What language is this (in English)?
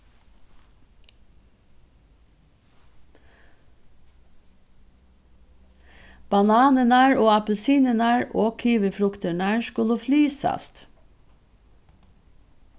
Faroese